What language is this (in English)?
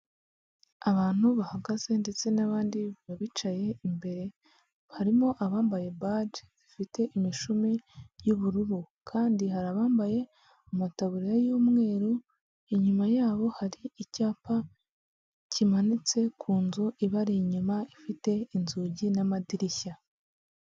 Kinyarwanda